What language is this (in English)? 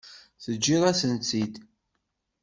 Kabyle